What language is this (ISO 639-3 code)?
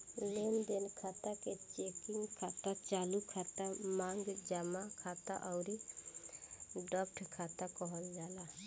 bho